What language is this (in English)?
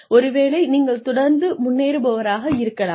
Tamil